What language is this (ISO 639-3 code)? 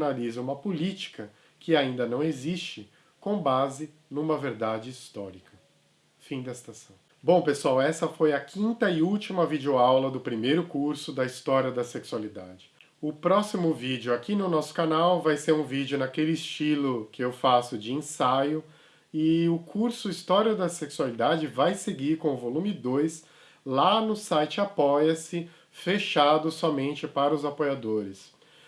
por